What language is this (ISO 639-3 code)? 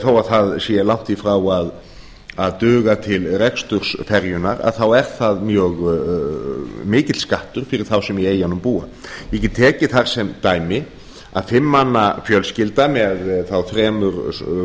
isl